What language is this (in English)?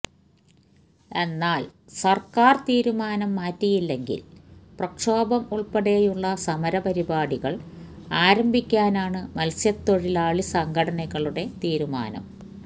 Malayalam